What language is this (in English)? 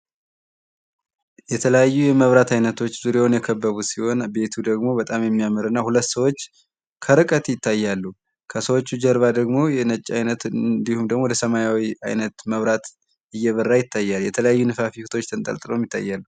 Amharic